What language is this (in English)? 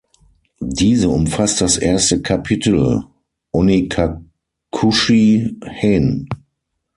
German